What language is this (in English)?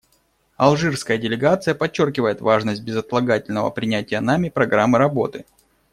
Russian